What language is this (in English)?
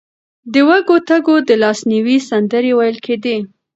Pashto